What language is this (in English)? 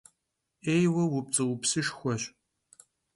Kabardian